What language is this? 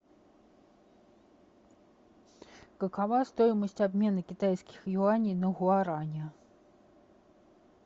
Russian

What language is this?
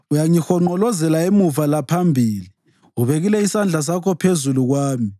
North Ndebele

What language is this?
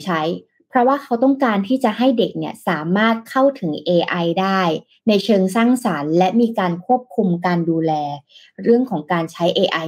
Thai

